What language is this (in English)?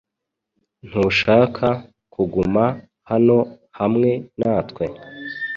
Kinyarwanda